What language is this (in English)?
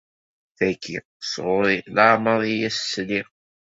Kabyle